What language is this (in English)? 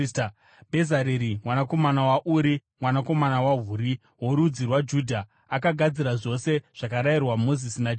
Shona